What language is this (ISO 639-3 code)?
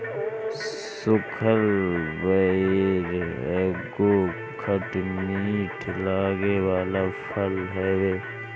bho